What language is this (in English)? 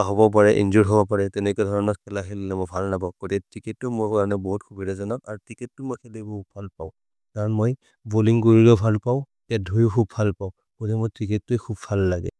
Maria (India)